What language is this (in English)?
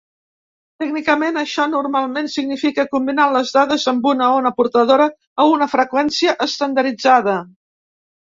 Catalan